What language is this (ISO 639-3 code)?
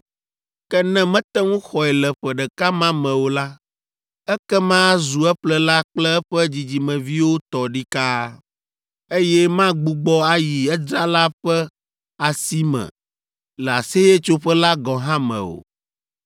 ewe